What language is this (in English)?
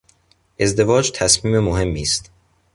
Persian